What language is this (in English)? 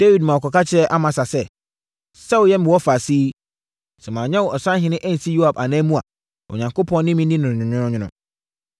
Akan